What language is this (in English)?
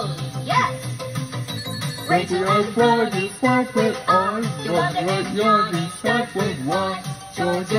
English